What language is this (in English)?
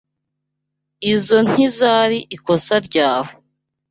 Kinyarwanda